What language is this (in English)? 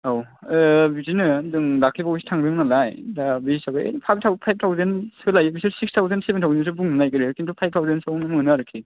Bodo